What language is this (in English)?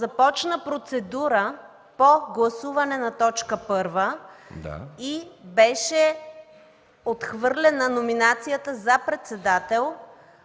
Bulgarian